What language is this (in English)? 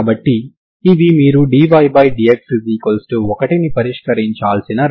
Telugu